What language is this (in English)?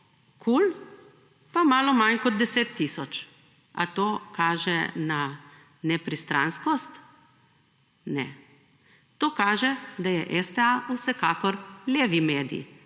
Slovenian